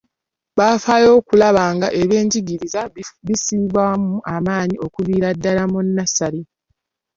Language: Ganda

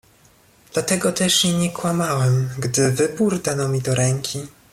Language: Polish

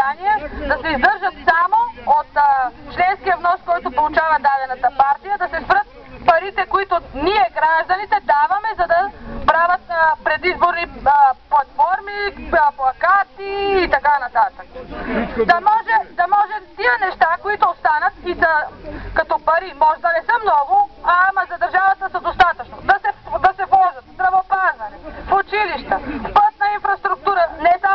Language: Bulgarian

